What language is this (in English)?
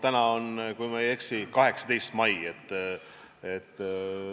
Estonian